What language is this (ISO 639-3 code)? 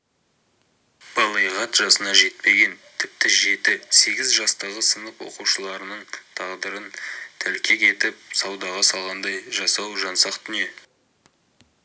kaz